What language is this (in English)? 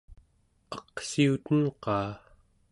Central Yupik